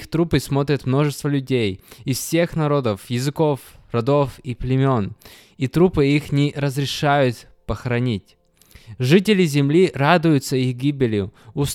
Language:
Russian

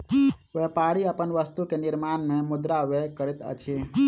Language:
Maithili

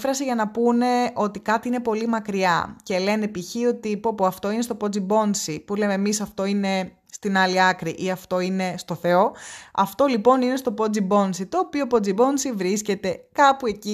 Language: Greek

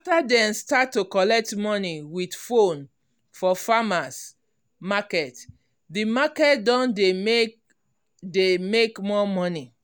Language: Nigerian Pidgin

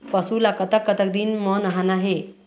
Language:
Chhattisgarhi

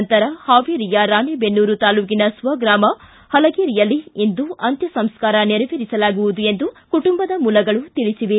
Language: Kannada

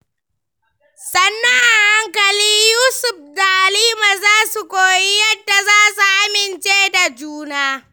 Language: Hausa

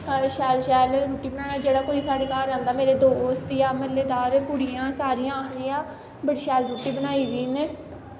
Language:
Dogri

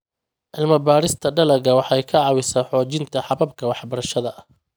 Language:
Somali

